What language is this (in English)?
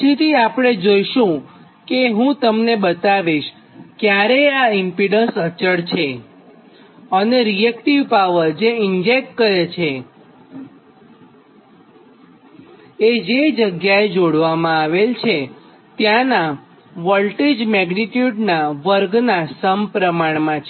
Gujarati